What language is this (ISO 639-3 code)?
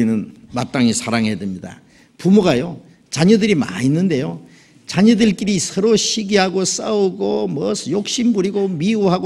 kor